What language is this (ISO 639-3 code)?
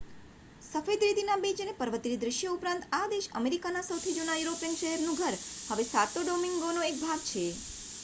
guj